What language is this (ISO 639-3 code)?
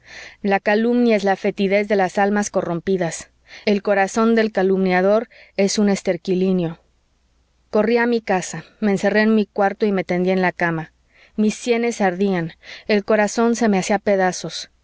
spa